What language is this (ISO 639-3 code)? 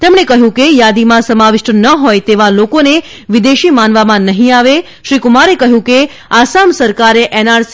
guj